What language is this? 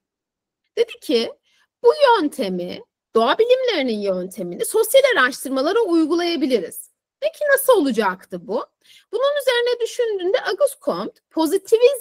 Turkish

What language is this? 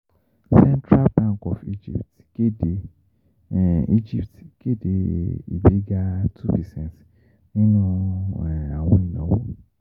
Yoruba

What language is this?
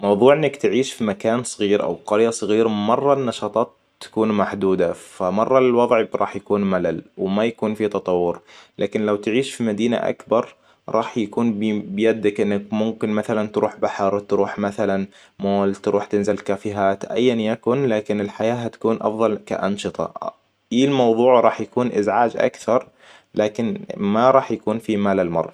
Hijazi Arabic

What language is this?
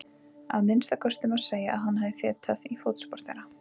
Icelandic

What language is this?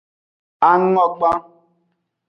Aja (Benin)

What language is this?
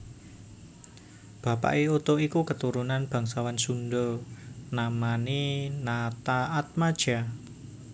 Javanese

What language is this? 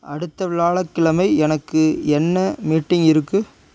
Tamil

